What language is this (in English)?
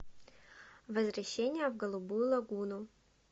Russian